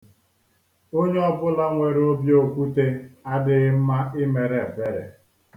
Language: Igbo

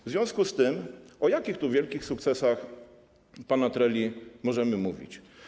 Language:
Polish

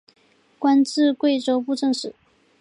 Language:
Chinese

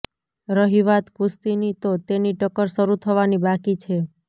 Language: Gujarati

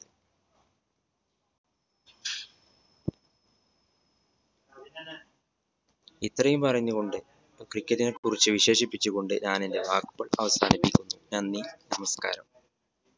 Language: Malayalam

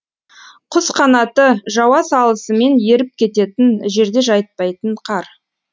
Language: Kazakh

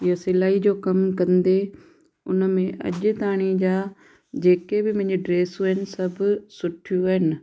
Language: Sindhi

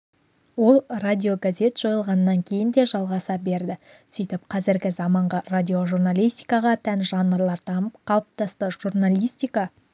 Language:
Kazakh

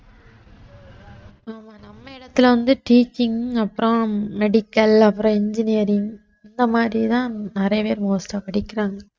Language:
Tamil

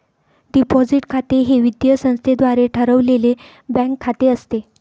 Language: Marathi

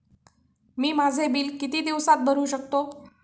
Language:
Marathi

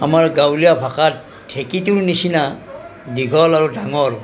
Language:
Assamese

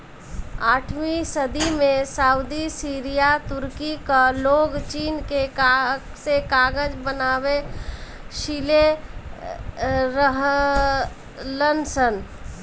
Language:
Bhojpuri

